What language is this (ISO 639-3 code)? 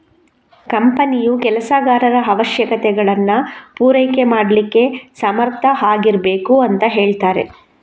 kan